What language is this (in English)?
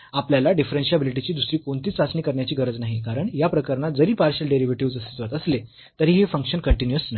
Marathi